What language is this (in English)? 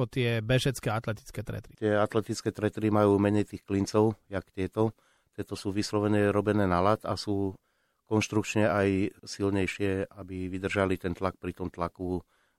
Slovak